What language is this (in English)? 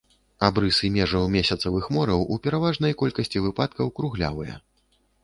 Belarusian